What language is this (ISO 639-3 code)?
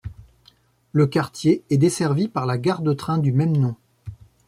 fra